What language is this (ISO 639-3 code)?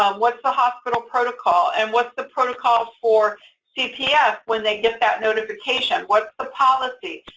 eng